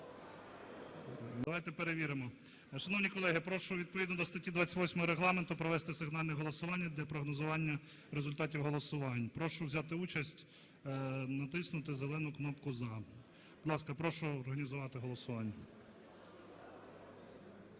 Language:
Ukrainian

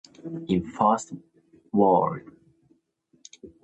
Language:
English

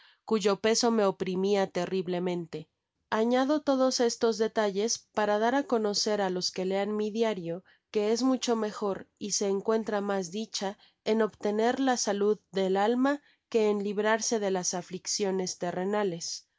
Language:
Spanish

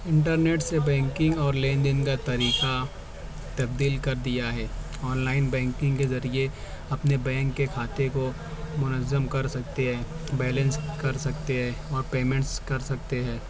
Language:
Urdu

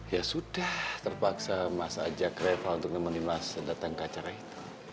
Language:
Indonesian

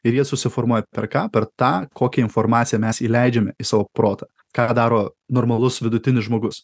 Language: Lithuanian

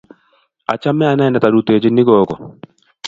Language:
Kalenjin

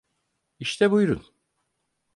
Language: Turkish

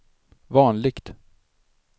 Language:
Swedish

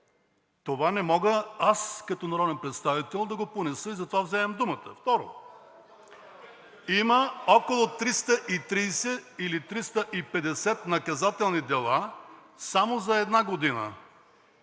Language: Bulgarian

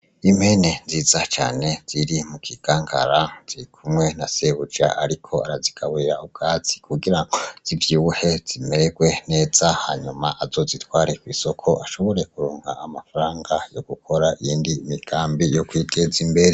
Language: Rundi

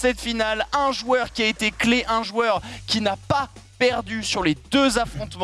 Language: French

